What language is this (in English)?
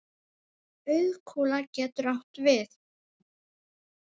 Icelandic